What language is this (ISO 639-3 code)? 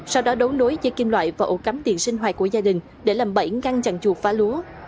vie